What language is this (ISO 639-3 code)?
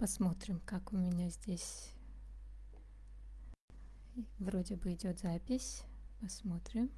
rus